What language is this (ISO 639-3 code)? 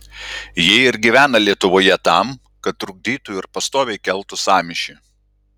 lit